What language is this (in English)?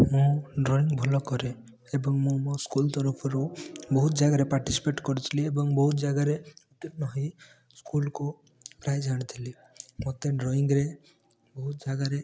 Odia